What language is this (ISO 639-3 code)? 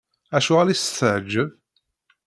kab